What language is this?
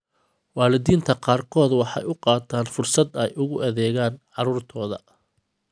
Somali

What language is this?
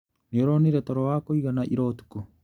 Kikuyu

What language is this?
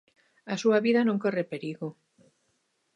Galician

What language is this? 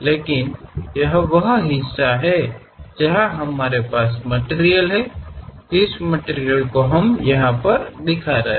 Hindi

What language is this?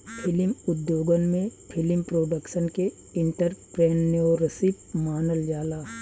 Bhojpuri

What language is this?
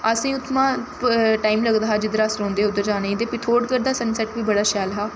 Dogri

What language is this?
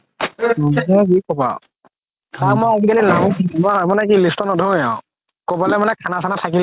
Assamese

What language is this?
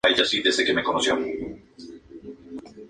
Spanish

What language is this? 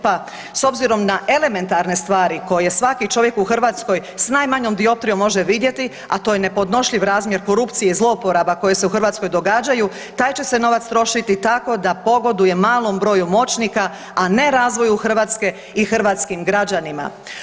Croatian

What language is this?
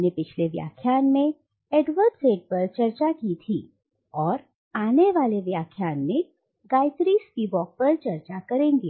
Hindi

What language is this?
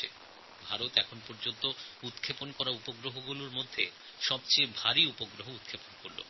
Bangla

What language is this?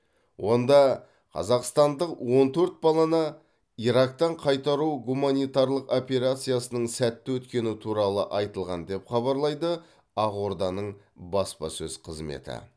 Kazakh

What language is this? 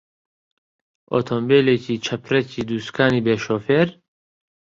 Central Kurdish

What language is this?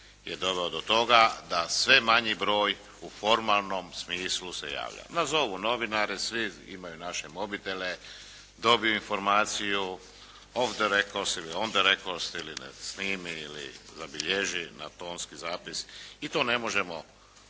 Croatian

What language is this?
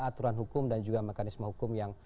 Indonesian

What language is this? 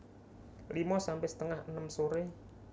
Javanese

